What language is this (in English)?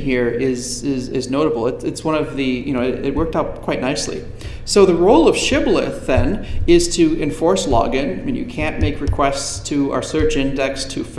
English